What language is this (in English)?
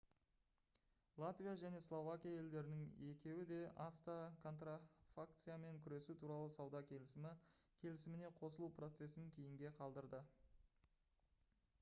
Kazakh